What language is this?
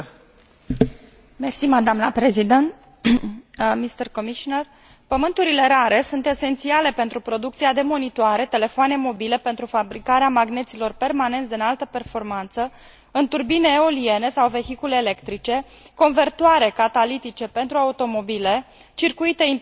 Romanian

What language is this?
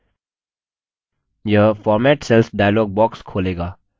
Hindi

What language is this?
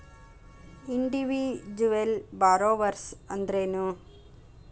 Kannada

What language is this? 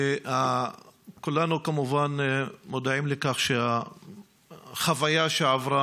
Hebrew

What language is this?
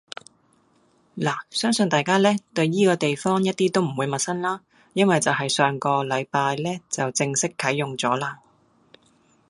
Cantonese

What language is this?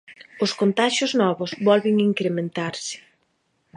Galician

